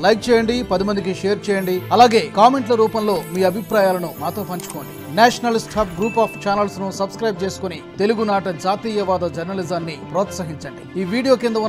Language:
Telugu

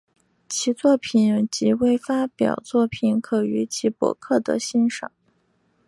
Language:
Chinese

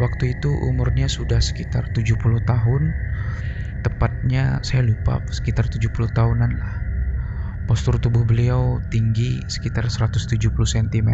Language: Indonesian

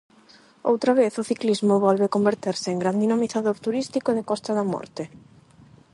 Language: Galician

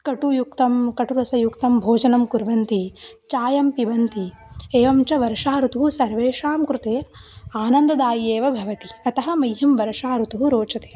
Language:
Sanskrit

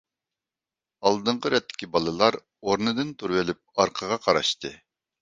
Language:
Uyghur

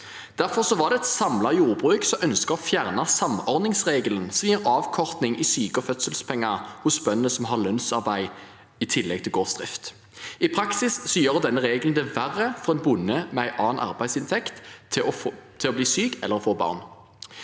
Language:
Norwegian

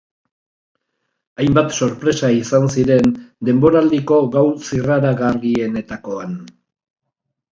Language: Basque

